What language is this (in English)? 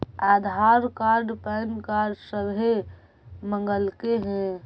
Magahi